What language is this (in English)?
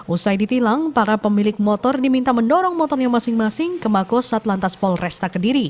Indonesian